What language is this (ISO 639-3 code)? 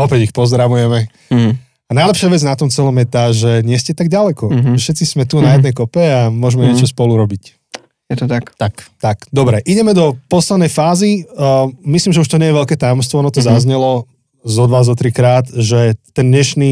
slk